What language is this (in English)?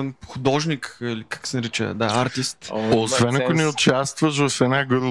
Bulgarian